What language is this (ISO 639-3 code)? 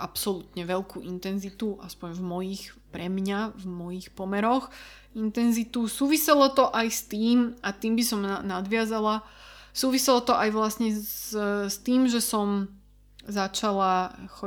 slk